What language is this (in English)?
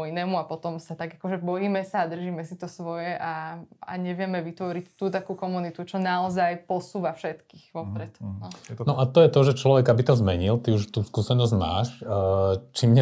Slovak